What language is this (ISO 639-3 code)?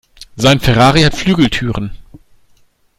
deu